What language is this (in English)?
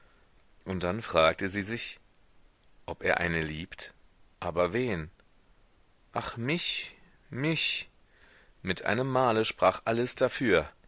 German